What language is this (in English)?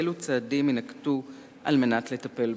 Hebrew